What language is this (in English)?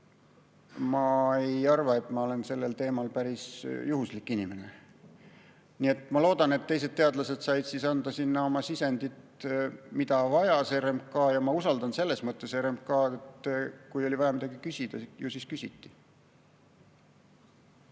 Estonian